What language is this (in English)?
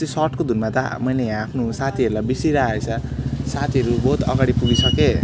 Nepali